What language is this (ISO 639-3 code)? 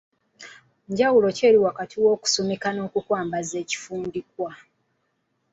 lug